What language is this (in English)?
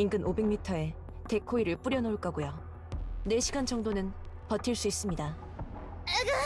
Korean